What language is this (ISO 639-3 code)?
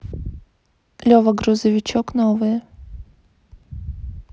rus